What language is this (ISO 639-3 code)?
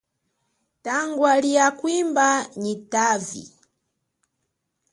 cjk